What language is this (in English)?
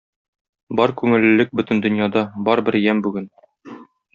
Tatar